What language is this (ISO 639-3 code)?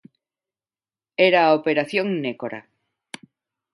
glg